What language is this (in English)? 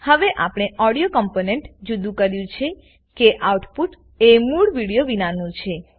Gujarati